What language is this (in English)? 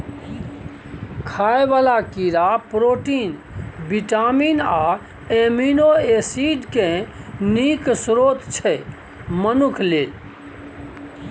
Maithili